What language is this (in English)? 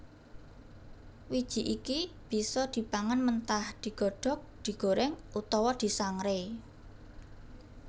Javanese